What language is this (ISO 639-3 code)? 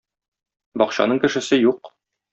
tat